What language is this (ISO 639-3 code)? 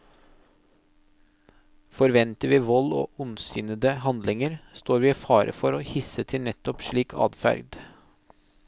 nor